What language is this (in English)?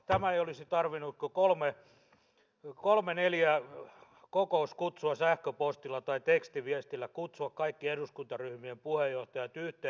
Finnish